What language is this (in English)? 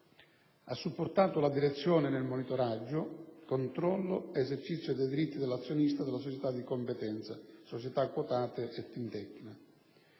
Italian